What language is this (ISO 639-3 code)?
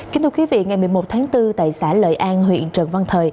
vie